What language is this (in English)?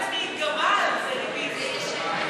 Hebrew